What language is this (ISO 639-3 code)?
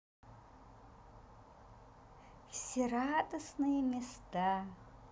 rus